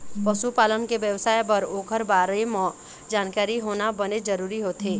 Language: Chhattisgarhi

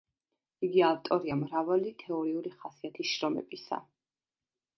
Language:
Georgian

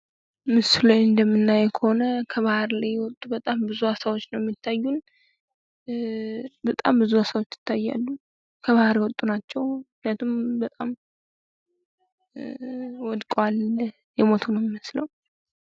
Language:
Amharic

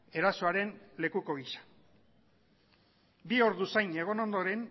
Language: Basque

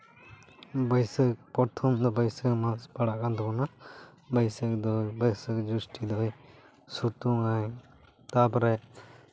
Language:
Santali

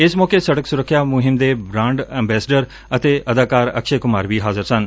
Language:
Punjabi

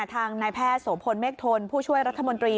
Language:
Thai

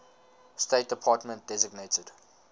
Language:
English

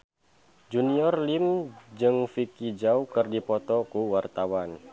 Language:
Sundanese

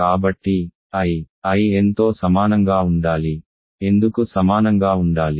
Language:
Telugu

